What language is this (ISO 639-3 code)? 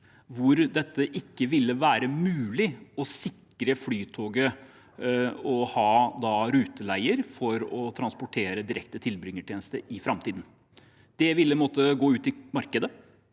nor